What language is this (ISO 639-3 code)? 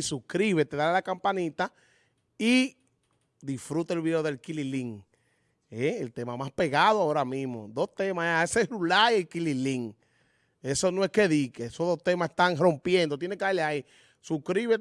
spa